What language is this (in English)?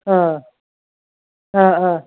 Bodo